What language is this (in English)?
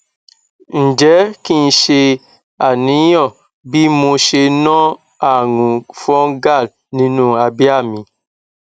Yoruba